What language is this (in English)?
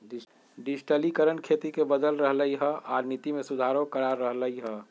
Magahi